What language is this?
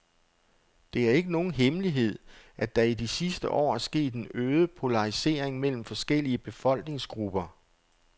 Danish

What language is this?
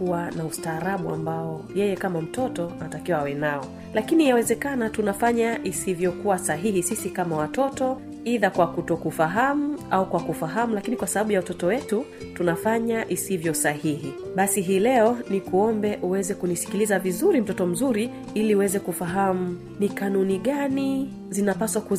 Swahili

